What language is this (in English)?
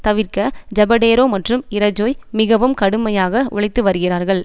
Tamil